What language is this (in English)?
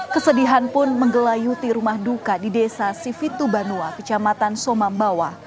Indonesian